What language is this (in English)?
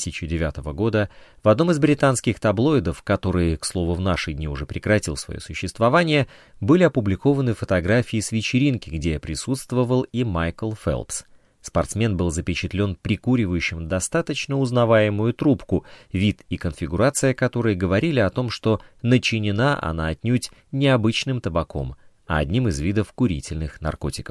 Russian